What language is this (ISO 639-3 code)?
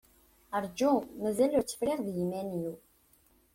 kab